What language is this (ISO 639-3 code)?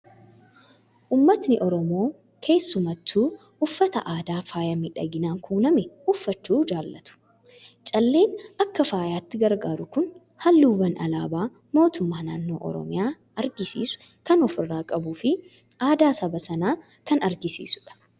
orm